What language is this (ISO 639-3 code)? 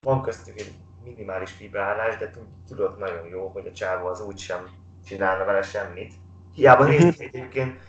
hun